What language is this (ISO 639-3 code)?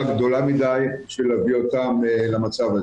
heb